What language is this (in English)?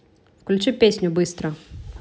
Russian